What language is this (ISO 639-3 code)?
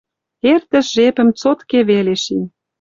mrj